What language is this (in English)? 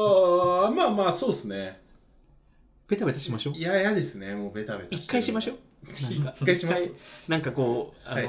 Japanese